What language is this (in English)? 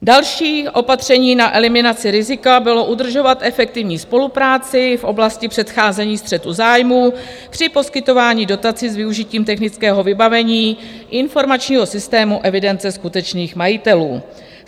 Czech